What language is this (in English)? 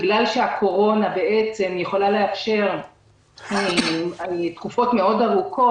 Hebrew